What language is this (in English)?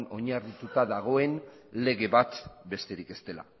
Basque